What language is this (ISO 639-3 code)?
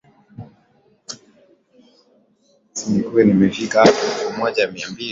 swa